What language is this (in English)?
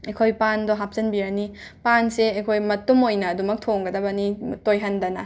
Manipuri